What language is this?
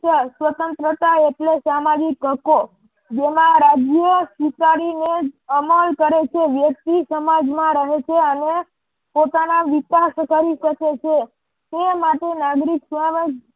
Gujarati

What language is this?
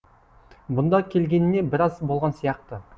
Kazakh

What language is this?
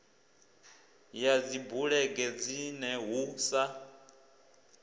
Venda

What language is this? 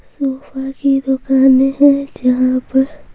Hindi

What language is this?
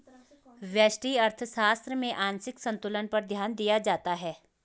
Hindi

